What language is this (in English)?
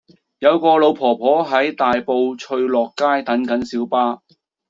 Cantonese